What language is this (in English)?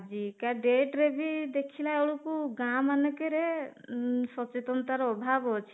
Odia